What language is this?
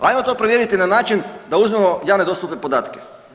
Croatian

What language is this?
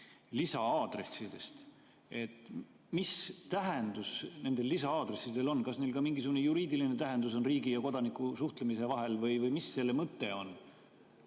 Estonian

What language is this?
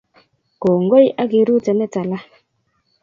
Kalenjin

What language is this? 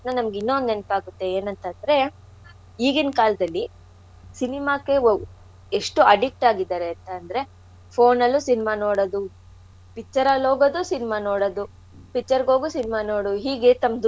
Kannada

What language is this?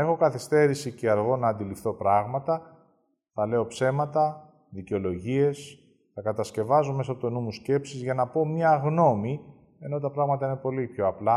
Greek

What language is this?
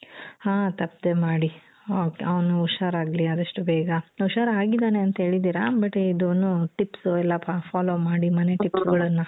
Kannada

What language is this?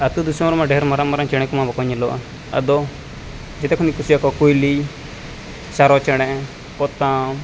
Santali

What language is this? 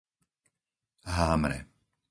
Slovak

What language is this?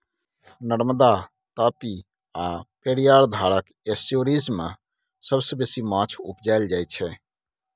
Maithili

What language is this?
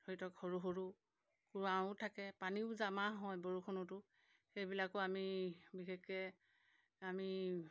Assamese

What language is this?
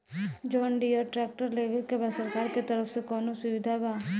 Bhojpuri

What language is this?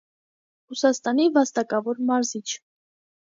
Armenian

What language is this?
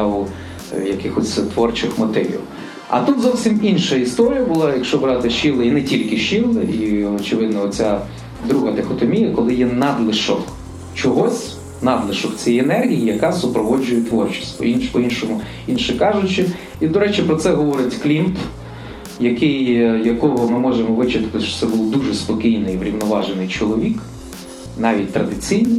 Ukrainian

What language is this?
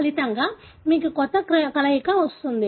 Telugu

